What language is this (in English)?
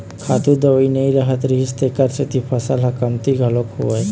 Chhattisgarhi